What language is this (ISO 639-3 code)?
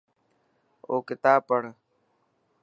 mki